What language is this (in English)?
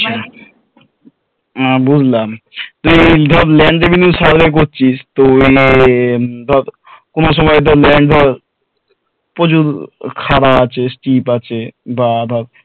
Bangla